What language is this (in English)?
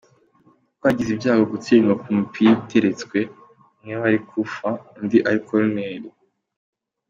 Kinyarwanda